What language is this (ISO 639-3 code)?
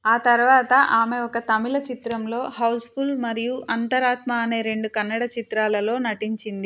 tel